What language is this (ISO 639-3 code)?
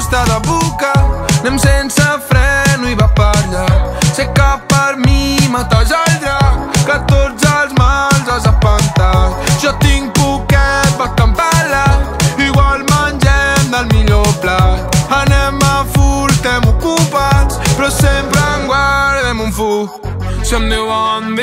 ron